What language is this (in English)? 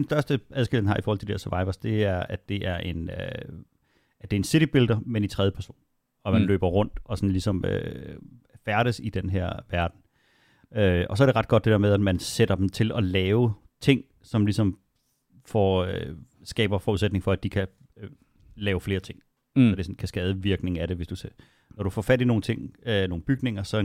Danish